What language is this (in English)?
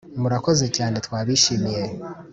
Kinyarwanda